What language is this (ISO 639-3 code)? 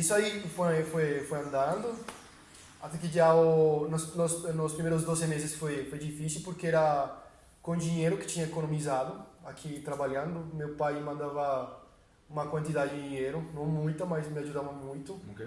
por